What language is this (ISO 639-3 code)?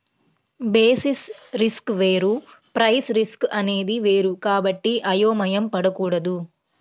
tel